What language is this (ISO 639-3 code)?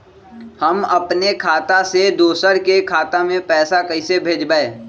mag